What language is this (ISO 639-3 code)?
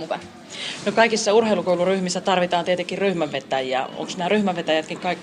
fin